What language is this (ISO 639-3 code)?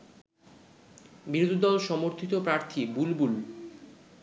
ben